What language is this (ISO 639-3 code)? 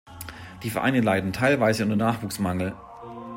deu